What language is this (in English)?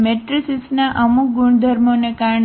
Gujarati